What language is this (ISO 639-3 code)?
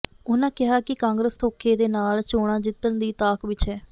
pan